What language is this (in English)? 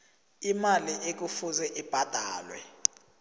South Ndebele